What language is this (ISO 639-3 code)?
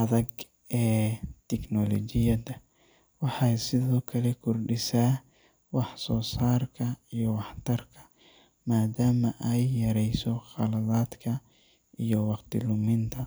som